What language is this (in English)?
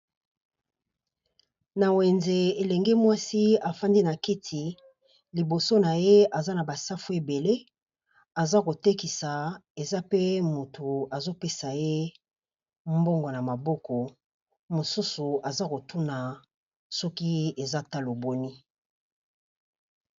Lingala